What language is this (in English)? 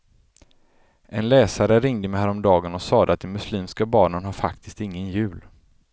Swedish